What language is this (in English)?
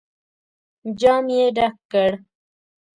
Pashto